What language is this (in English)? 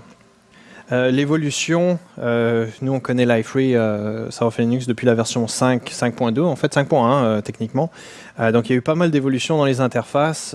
French